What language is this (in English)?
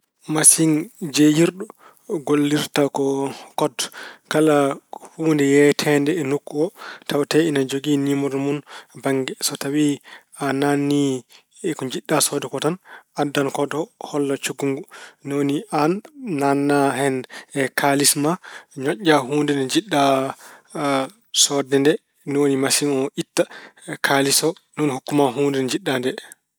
Fula